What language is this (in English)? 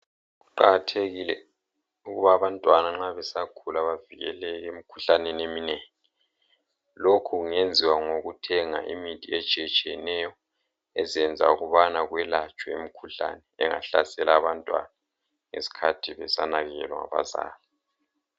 North Ndebele